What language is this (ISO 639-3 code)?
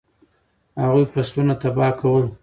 pus